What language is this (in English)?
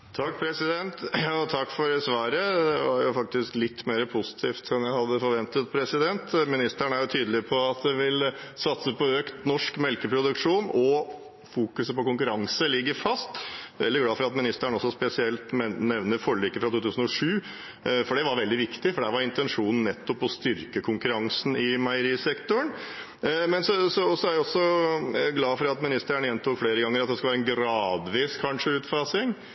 Norwegian Bokmål